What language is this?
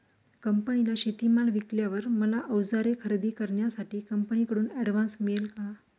Marathi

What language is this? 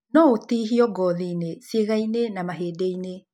Kikuyu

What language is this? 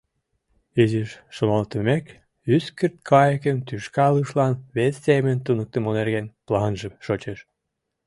Mari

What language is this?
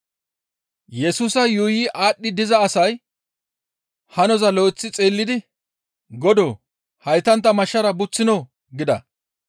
Gamo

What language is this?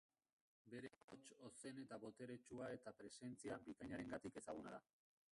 Basque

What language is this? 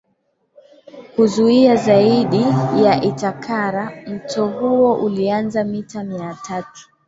Swahili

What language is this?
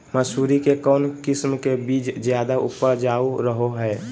Magahi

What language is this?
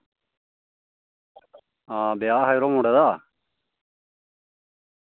Dogri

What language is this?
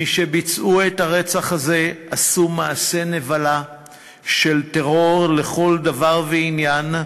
Hebrew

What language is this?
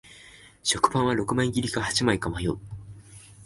Japanese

